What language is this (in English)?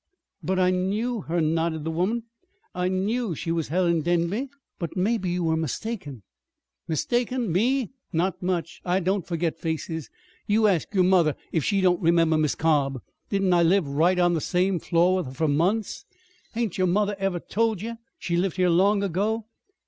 English